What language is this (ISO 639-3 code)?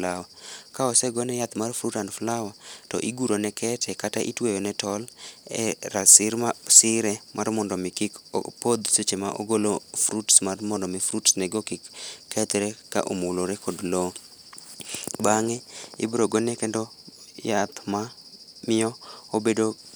luo